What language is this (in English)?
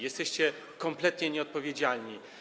Polish